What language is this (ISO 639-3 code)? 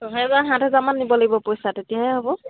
asm